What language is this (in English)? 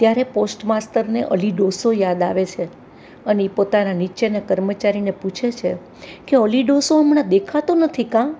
Gujarati